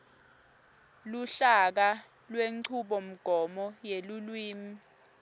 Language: Swati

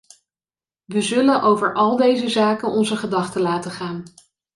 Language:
Dutch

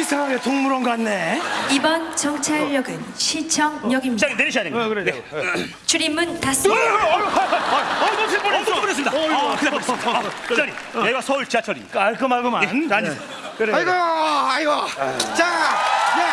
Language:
Korean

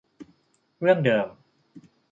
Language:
Thai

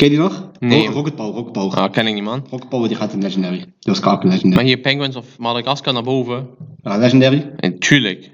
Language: Dutch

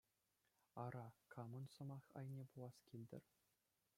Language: Chuvash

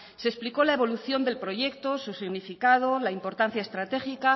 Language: Spanish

